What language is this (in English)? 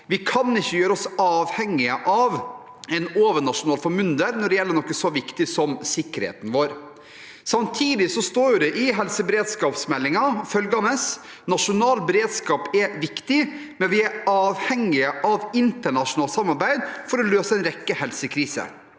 Norwegian